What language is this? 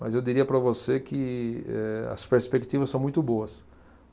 Portuguese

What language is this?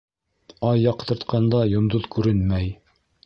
Bashkir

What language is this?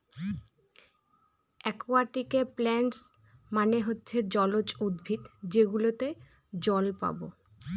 Bangla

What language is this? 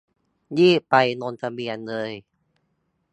Thai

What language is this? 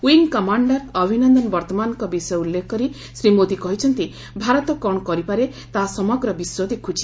Odia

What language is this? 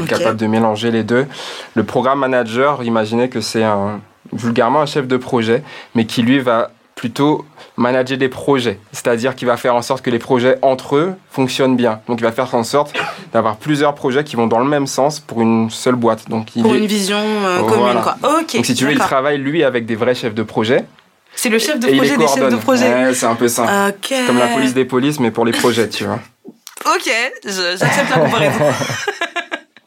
French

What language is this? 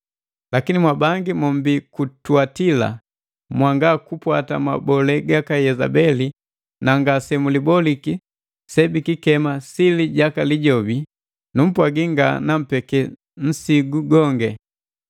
Matengo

